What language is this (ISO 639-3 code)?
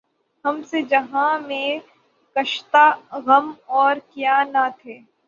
urd